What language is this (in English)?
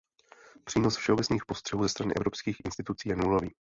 Czech